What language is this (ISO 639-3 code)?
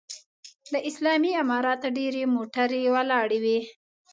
pus